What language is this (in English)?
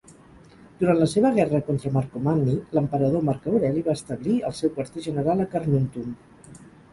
Catalan